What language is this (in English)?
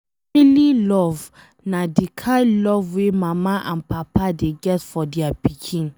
Nigerian Pidgin